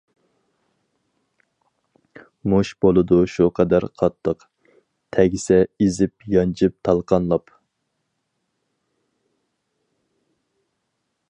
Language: Uyghur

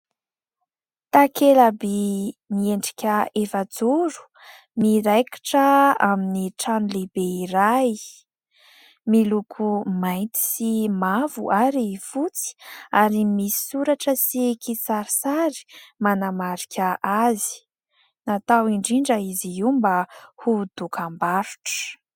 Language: Malagasy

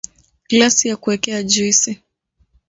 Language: Swahili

